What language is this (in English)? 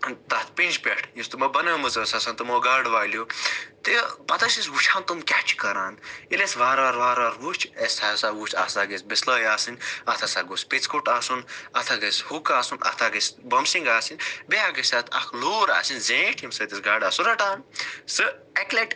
Kashmiri